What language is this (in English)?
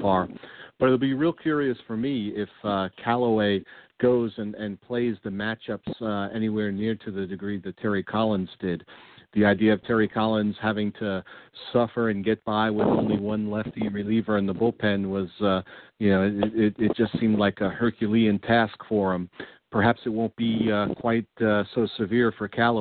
English